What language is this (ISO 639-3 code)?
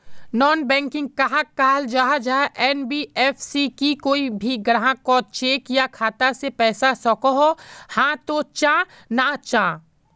mag